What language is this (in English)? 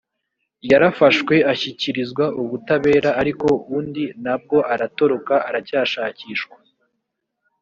Kinyarwanda